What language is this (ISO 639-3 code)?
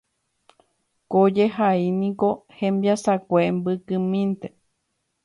grn